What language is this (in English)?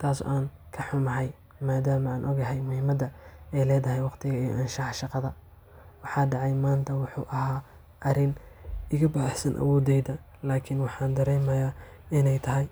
Somali